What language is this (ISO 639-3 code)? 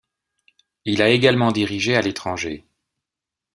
fra